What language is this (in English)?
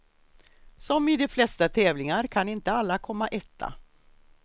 Swedish